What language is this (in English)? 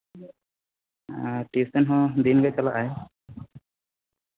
Santali